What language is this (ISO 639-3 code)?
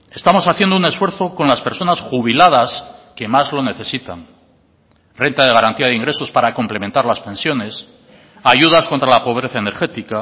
spa